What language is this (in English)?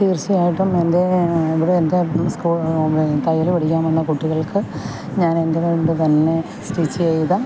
Malayalam